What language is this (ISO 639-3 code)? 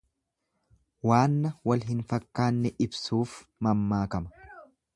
orm